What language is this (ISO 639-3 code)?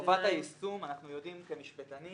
heb